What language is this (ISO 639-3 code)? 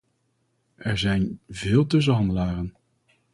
nld